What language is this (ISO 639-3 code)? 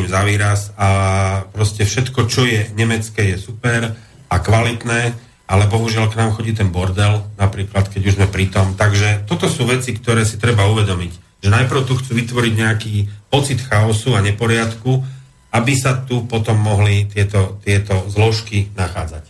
slk